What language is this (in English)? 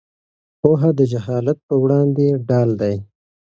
Pashto